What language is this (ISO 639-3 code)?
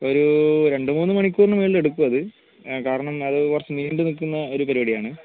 mal